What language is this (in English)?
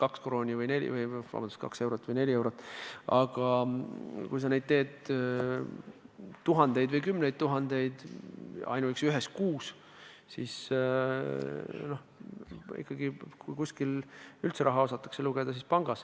Estonian